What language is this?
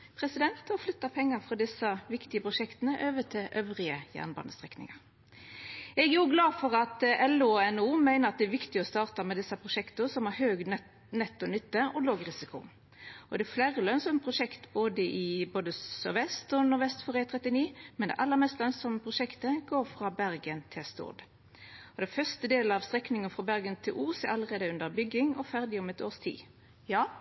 Norwegian Nynorsk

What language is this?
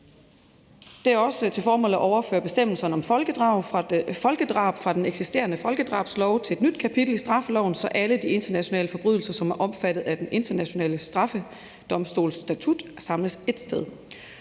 Danish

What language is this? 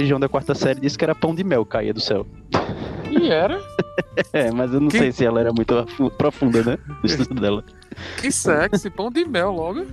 Portuguese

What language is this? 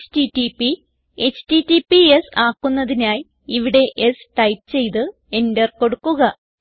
Malayalam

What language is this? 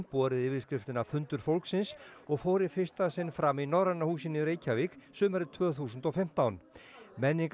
Icelandic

